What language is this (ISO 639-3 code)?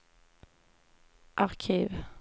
swe